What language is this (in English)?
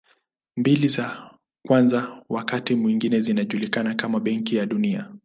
Swahili